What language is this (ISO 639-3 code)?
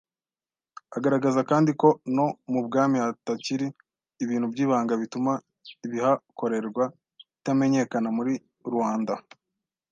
kin